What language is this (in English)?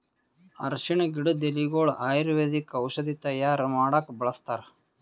Kannada